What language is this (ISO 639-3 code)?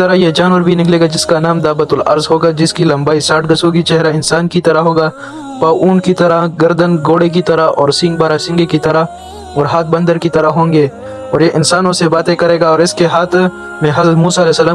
urd